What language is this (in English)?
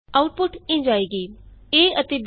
Punjabi